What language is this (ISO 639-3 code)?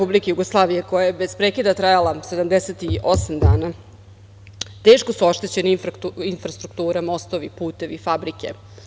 srp